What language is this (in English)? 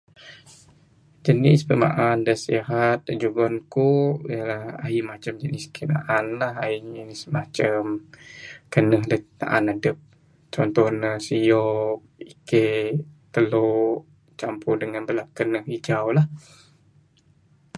Bukar-Sadung Bidayuh